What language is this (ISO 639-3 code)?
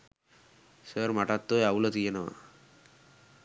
sin